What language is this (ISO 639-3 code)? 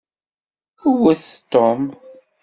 kab